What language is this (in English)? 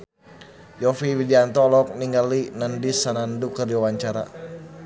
Sundanese